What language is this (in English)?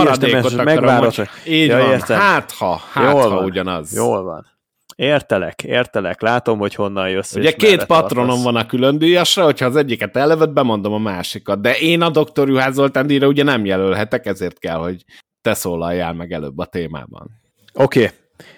Hungarian